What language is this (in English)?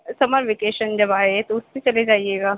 Urdu